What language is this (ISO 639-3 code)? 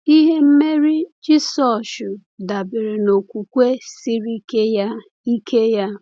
ibo